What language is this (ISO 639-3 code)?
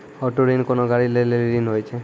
mai